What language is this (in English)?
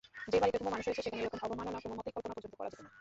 Bangla